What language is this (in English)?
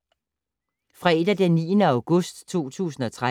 Danish